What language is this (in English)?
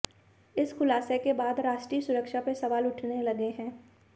Hindi